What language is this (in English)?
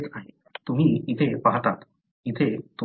Marathi